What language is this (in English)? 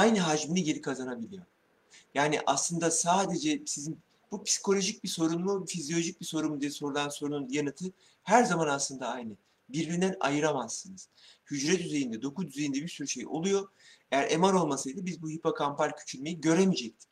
Turkish